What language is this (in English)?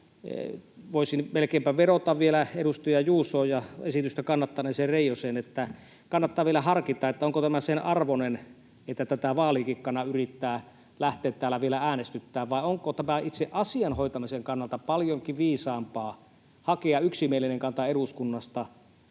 Finnish